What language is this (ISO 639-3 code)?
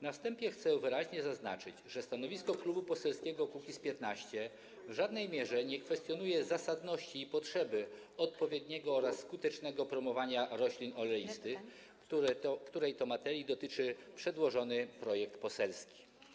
pol